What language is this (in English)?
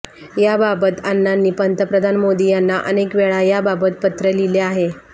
Marathi